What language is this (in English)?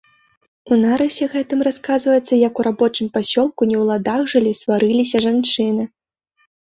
Belarusian